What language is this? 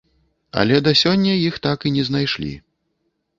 Belarusian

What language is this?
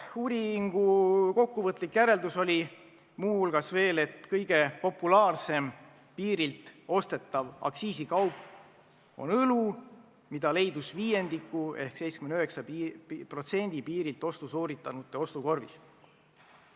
Estonian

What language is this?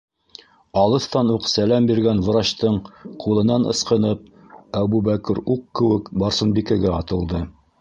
Bashkir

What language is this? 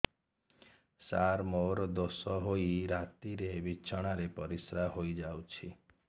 Odia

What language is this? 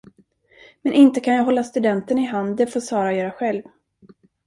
Swedish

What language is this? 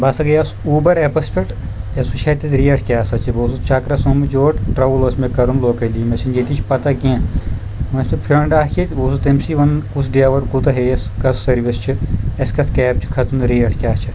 Kashmiri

